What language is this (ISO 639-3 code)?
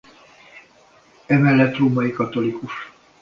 hun